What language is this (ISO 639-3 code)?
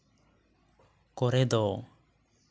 sat